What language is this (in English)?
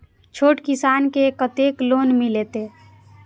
Maithili